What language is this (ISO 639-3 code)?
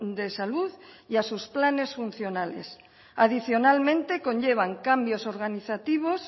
spa